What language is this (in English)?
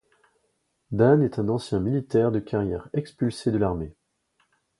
French